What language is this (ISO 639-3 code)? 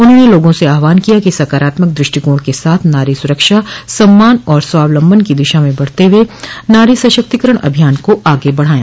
hin